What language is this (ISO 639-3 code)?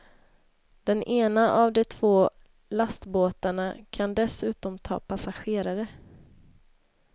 swe